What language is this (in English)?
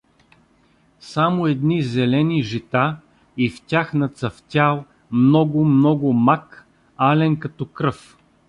Bulgarian